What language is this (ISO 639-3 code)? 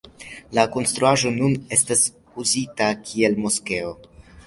epo